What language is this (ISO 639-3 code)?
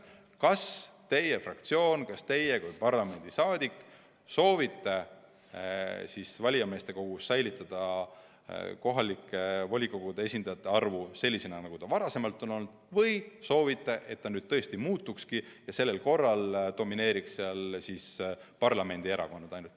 est